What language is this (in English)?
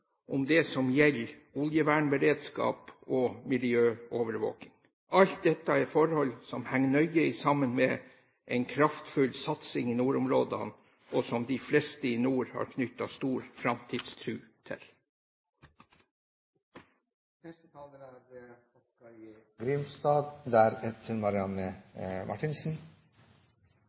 Norwegian